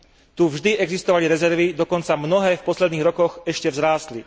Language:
Slovak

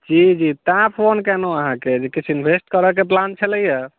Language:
Maithili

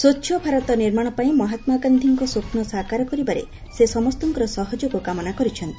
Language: Odia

